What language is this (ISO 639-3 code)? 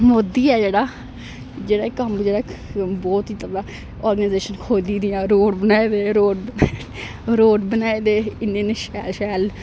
doi